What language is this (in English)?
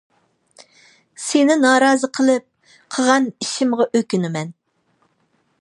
Uyghur